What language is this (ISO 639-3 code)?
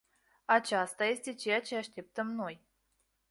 ron